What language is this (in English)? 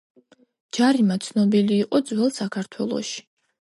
Georgian